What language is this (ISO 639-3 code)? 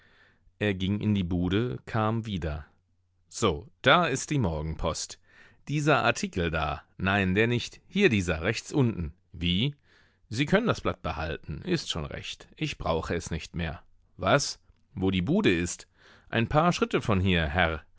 deu